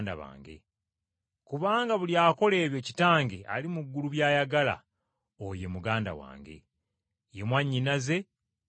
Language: Ganda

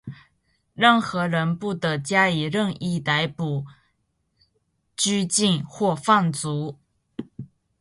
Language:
Chinese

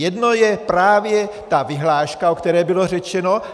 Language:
Czech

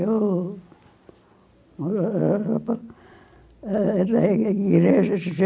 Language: Portuguese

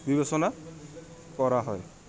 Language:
Assamese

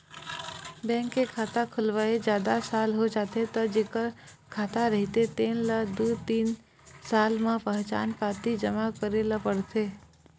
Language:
Chhattisgarhi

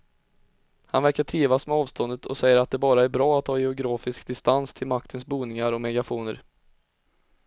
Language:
Swedish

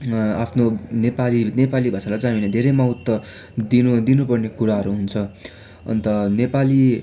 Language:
Nepali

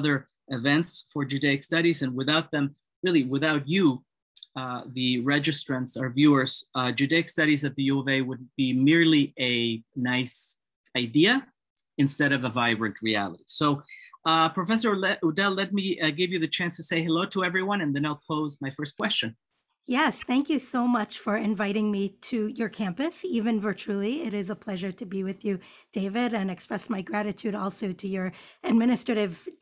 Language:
English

